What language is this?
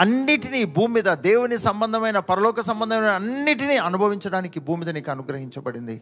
Telugu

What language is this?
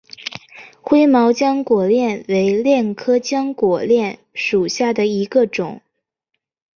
Chinese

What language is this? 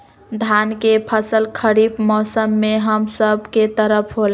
Magahi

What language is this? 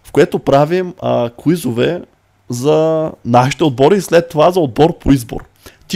Bulgarian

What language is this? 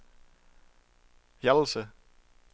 Danish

